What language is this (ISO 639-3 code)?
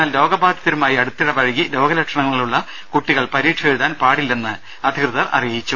mal